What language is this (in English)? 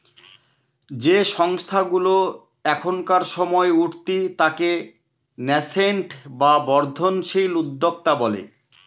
Bangla